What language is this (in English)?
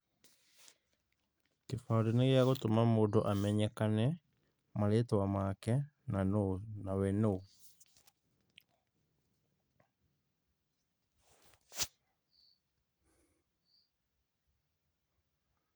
Kikuyu